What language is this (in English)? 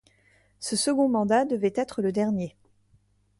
French